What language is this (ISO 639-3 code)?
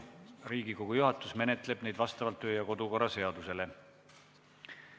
est